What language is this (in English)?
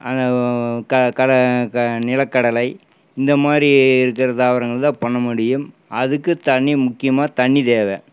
Tamil